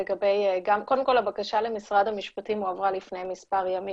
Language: Hebrew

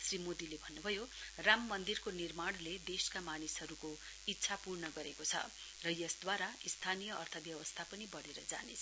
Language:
Nepali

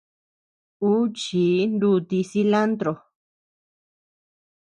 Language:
Tepeuxila Cuicatec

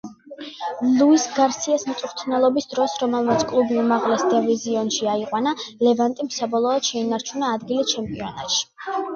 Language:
Georgian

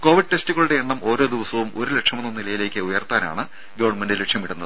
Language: Malayalam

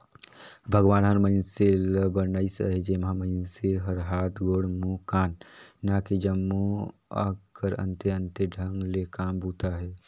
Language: Chhattisgarhi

